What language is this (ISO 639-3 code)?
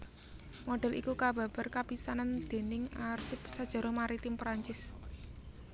jav